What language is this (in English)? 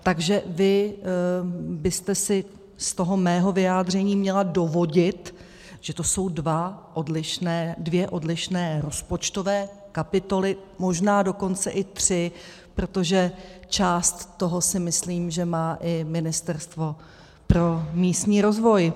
Czech